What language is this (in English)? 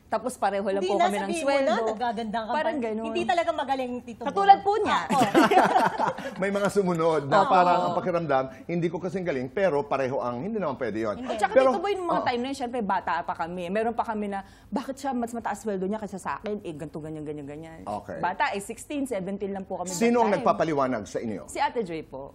Filipino